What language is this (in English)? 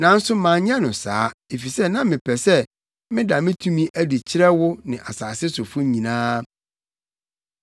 Akan